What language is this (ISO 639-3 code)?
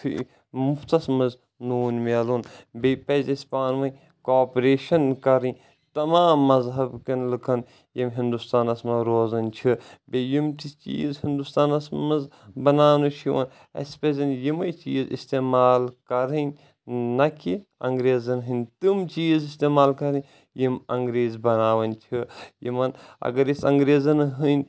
kas